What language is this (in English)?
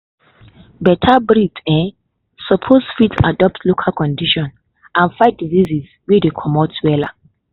Nigerian Pidgin